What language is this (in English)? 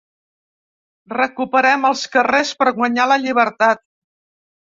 Catalan